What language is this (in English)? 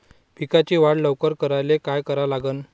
Marathi